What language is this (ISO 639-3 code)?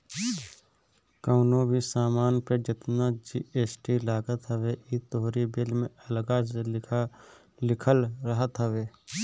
bho